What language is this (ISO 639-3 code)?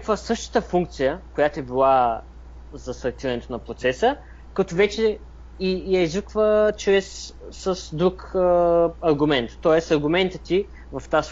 bul